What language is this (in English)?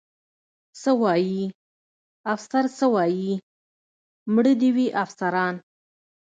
Pashto